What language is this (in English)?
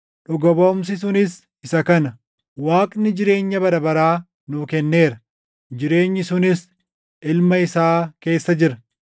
Oromo